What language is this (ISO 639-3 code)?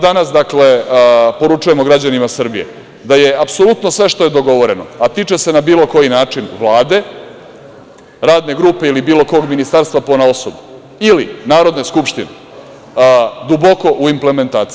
srp